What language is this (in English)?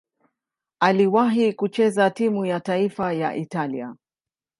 Swahili